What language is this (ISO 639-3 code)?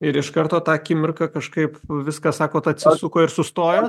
lit